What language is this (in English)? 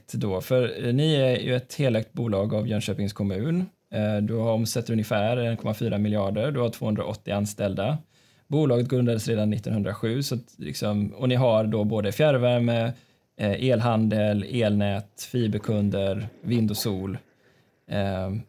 Swedish